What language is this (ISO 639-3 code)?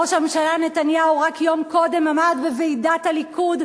heb